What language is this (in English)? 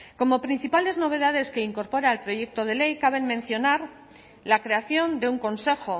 Spanish